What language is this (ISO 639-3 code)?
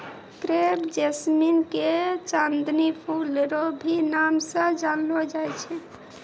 mai